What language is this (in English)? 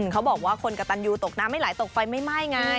Thai